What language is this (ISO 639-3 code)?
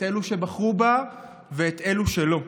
heb